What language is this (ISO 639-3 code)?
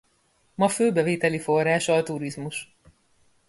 hun